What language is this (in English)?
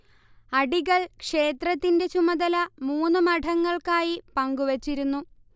Malayalam